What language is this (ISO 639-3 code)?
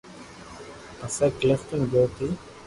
lrk